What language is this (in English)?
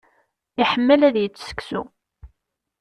Kabyle